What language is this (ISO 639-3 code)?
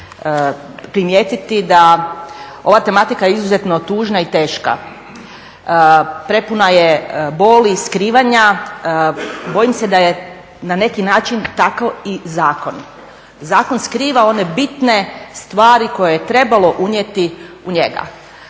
hrv